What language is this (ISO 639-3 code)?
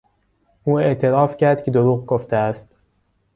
fas